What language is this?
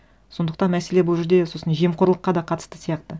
Kazakh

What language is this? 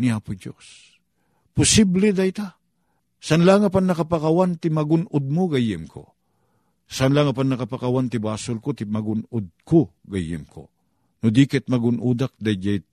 Filipino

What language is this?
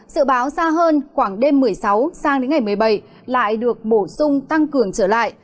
Vietnamese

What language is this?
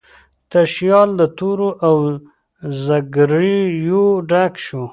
Pashto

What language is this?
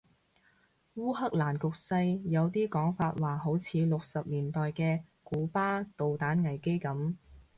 Cantonese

